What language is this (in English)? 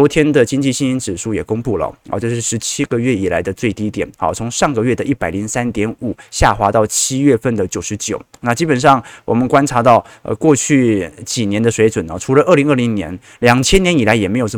Chinese